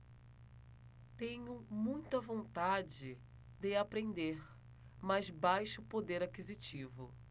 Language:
Portuguese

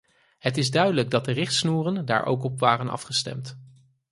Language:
Dutch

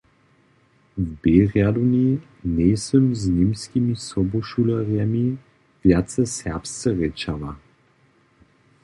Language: Upper Sorbian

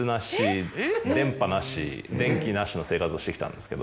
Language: Japanese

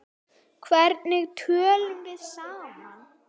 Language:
Icelandic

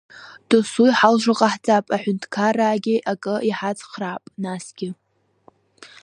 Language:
Abkhazian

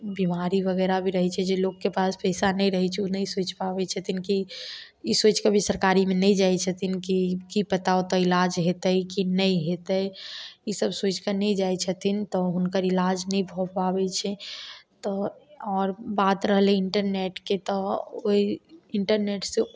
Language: Maithili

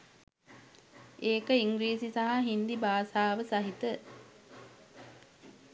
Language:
Sinhala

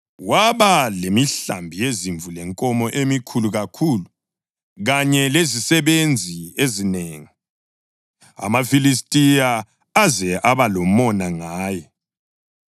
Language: North Ndebele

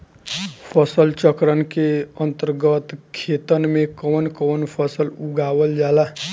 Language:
Bhojpuri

